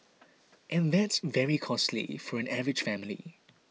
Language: English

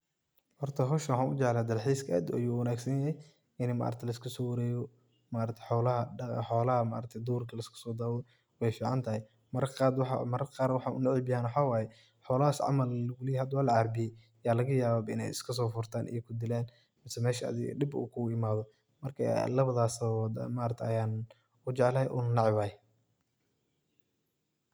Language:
Somali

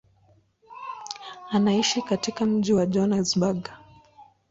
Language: Swahili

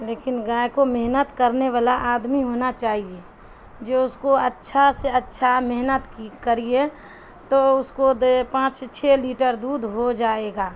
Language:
Urdu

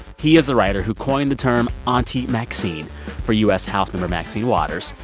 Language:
English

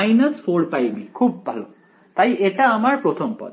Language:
Bangla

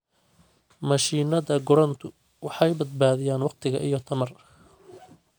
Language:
Somali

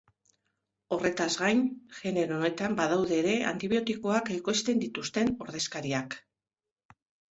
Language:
Basque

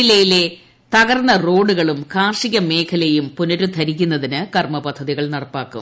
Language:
Malayalam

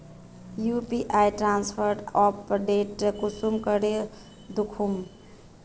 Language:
Magahi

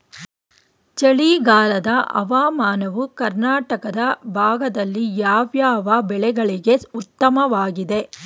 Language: Kannada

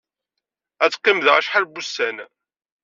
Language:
Kabyle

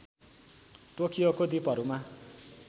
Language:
Nepali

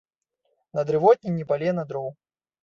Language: Belarusian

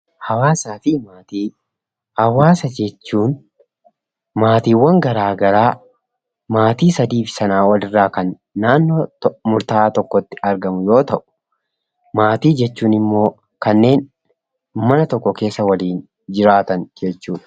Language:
Oromo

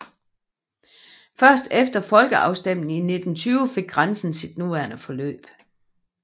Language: Danish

